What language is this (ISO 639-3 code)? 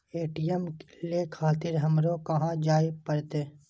mai